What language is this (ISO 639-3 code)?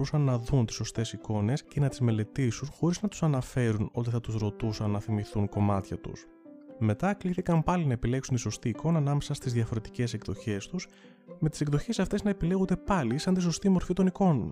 ell